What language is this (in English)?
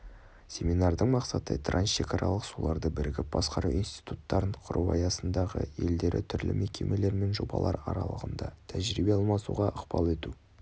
Kazakh